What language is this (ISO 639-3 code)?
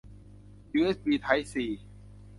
tha